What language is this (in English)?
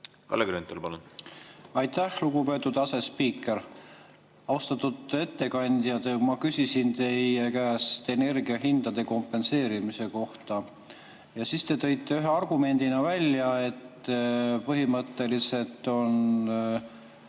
Estonian